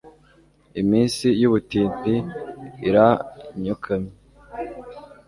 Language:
Kinyarwanda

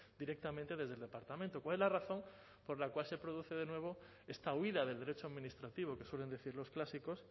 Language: Spanish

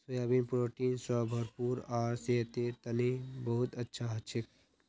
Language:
Magahi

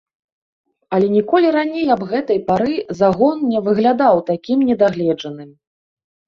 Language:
Belarusian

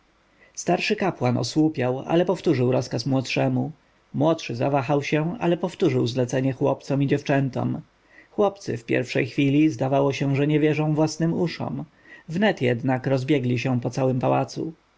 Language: Polish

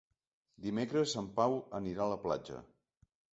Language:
Catalan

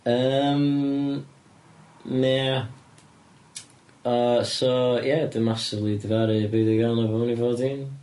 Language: Welsh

